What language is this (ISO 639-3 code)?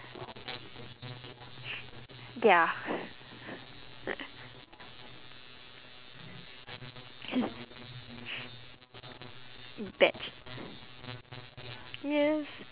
eng